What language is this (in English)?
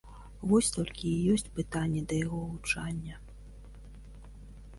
Belarusian